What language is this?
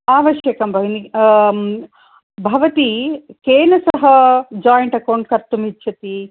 Sanskrit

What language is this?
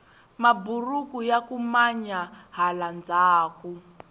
Tsonga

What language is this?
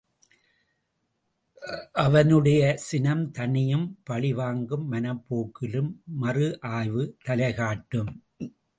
Tamil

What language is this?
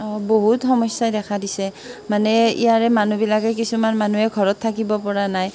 Assamese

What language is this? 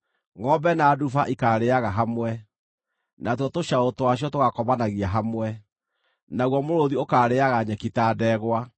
Kikuyu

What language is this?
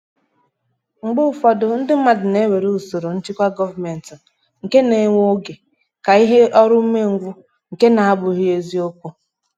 Igbo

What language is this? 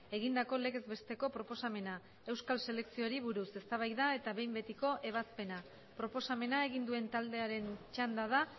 Basque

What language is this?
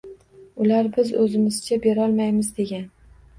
Uzbek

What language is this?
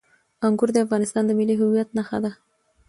Pashto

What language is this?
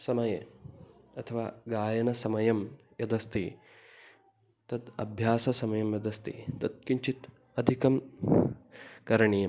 Sanskrit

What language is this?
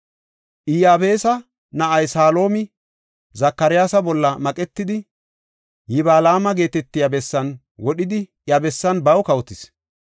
Gofa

